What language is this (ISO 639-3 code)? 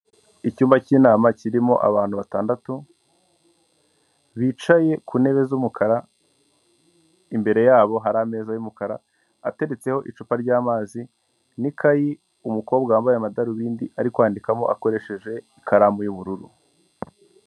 kin